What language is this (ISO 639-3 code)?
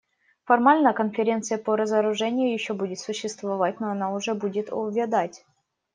rus